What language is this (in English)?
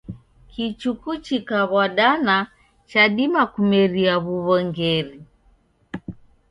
Taita